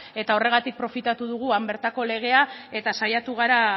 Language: Basque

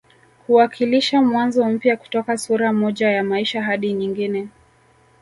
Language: Swahili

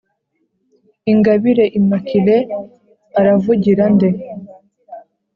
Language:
Kinyarwanda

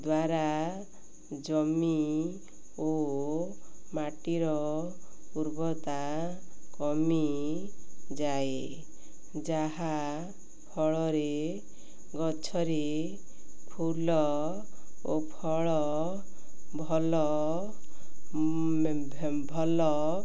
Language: Odia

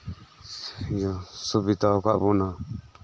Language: Santali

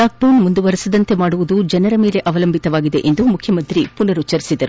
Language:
Kannada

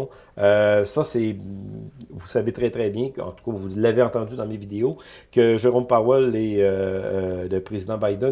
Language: French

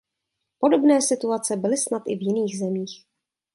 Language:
Czech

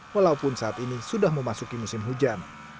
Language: Indonesian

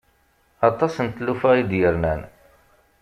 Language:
Kabyle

